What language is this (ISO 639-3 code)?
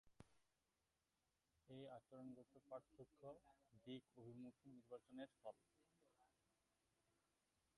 ben